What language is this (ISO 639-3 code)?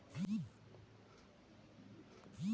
hne